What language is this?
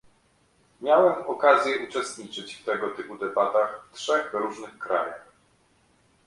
Polish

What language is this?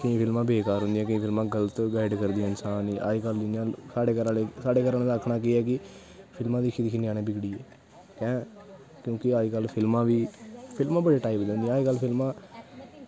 Dogri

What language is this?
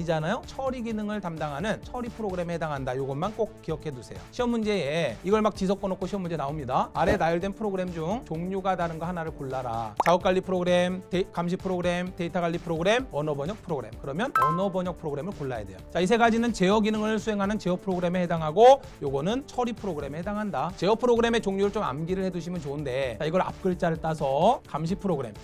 Korean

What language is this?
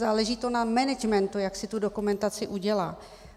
Czech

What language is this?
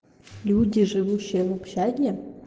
Russian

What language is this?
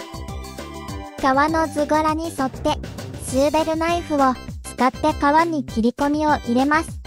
Japanese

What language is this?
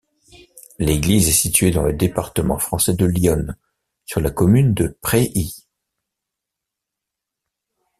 French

